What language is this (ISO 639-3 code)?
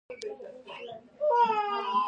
pus